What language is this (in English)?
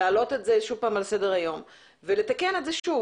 Hebrew